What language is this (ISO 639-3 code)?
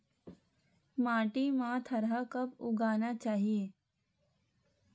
hne